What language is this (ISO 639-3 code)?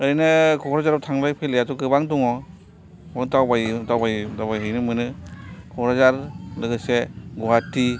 brx